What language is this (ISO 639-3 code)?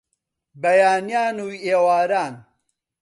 ckb